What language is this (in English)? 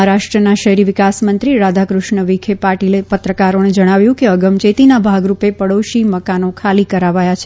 Gujarati